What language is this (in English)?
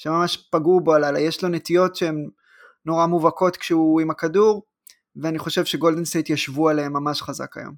Hebrew